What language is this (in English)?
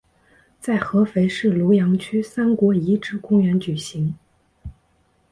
Chinese